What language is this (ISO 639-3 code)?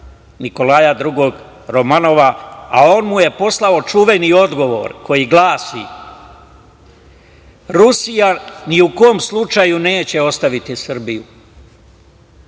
srp